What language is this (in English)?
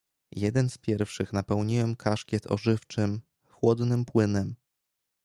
Polish